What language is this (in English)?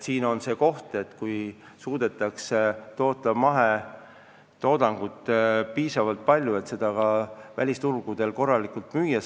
Estonian